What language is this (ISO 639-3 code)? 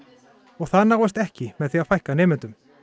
isl